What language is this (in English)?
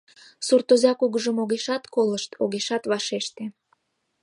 Mari